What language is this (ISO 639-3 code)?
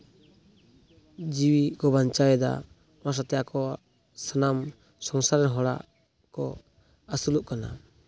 sat